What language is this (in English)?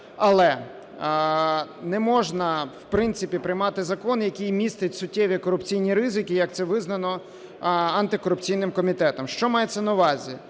Ukrainian